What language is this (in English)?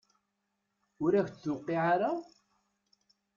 Kabyle